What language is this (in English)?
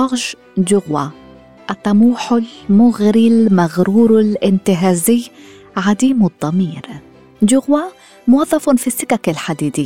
Arabic